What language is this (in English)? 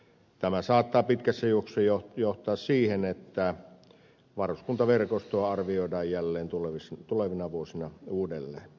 Finnish